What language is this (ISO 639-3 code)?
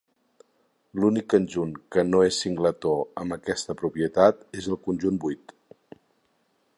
cat